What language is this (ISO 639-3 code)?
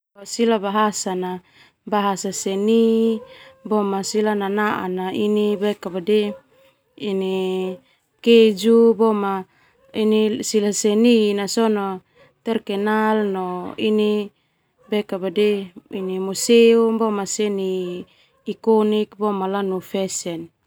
twu